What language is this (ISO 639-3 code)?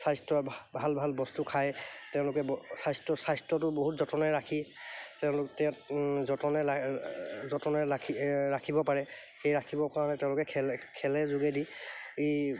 asm